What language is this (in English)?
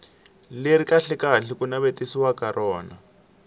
Tsonga